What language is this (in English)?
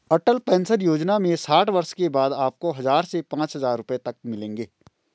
Hindi